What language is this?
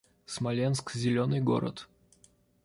Russian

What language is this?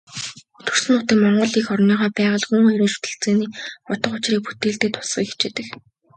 Mongolian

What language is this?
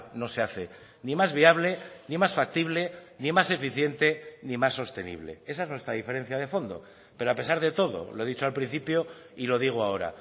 Spanish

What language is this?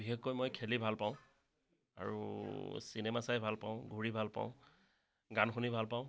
Assamese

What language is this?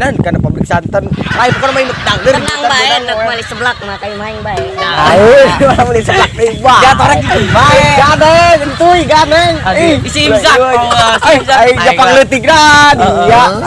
Indonesian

